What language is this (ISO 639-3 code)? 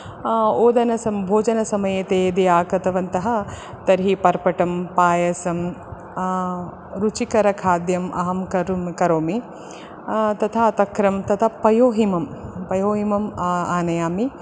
san